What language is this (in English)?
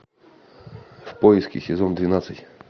Russian